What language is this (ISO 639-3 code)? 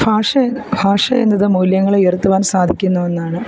mal